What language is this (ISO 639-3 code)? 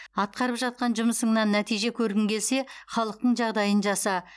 kaz